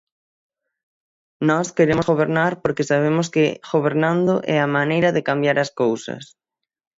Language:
Galician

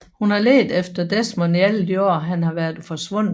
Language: Danish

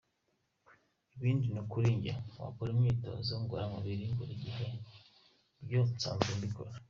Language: Kinyarwanda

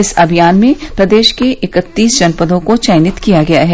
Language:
Hindi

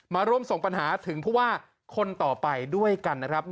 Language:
Thai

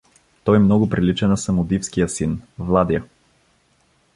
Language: Bulgarian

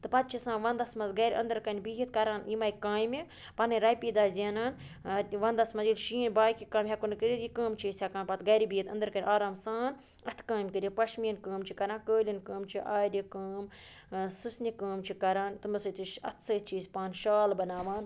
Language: Kashmiri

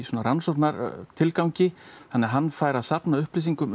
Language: Icelandic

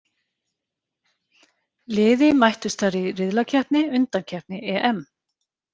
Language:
Icelandic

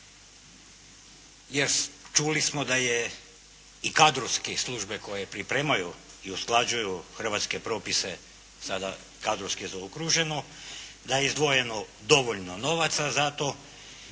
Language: Croatian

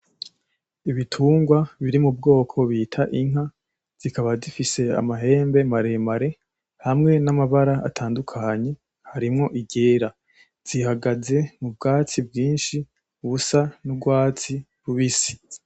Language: Rundi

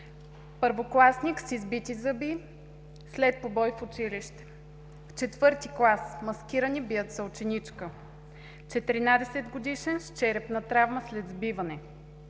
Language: Bulgarian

